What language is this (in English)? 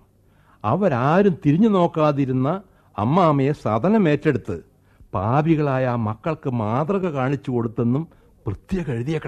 Malayalam